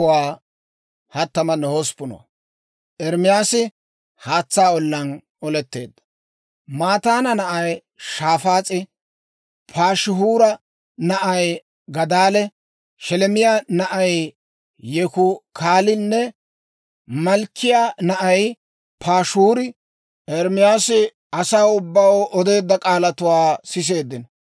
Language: Dawro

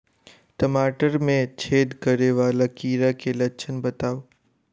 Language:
Maithili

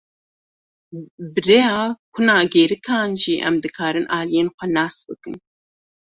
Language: Kurdish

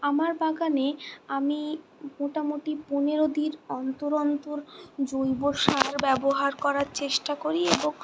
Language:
Bangla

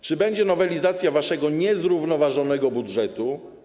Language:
Polish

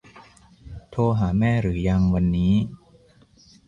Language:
Thai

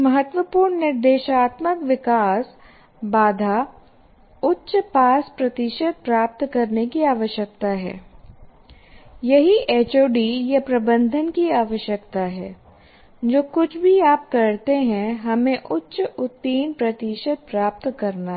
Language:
Hindi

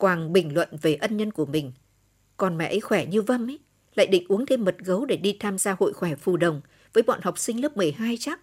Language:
Vietnamese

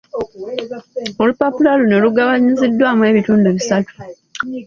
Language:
Ganda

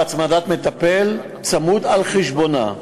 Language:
Hebrew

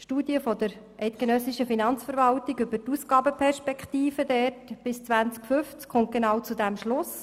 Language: Swiss German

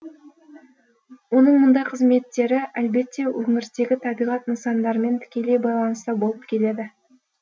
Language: Kazakh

